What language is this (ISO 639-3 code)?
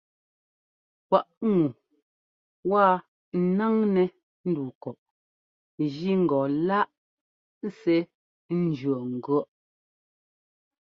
jgo